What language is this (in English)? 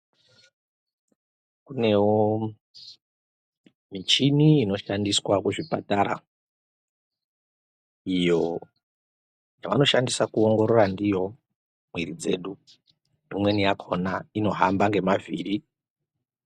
Ndau